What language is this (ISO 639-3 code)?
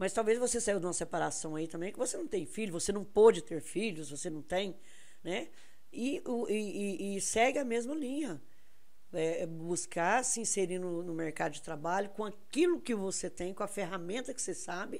por